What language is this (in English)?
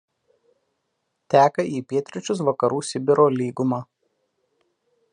Lithuanian